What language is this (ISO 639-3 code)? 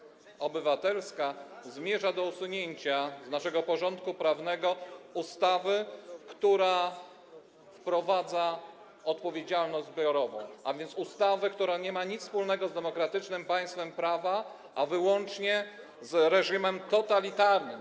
pol